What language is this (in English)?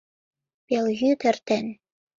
Mari